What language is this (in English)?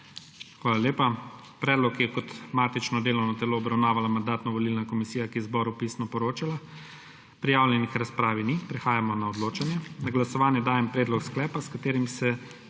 Slovenian